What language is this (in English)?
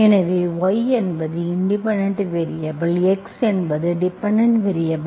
Tamil